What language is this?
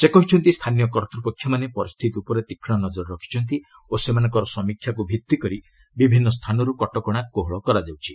Odia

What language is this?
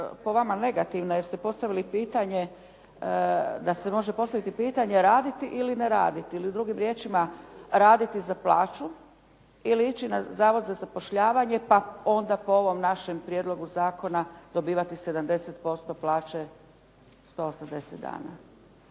Croatian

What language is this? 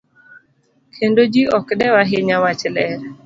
Luo (Kenya and Tanzania)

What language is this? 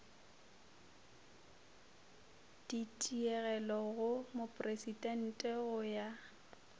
Northern Sotho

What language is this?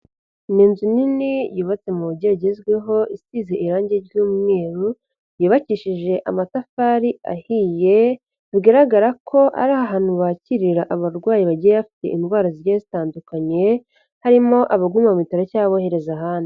Kinyarwanda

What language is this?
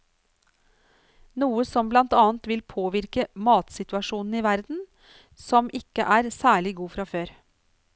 Norwegian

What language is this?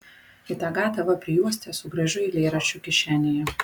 Lithuanian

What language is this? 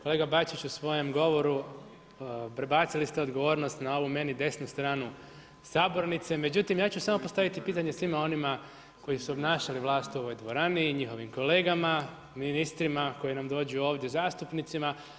Croatian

